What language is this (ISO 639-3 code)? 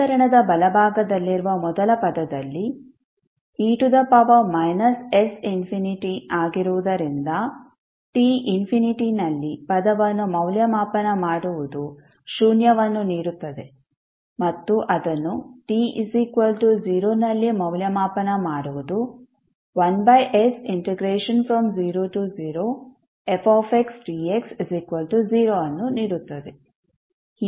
kan